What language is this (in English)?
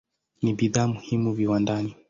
Swahili